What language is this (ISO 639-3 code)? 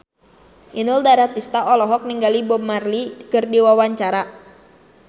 sun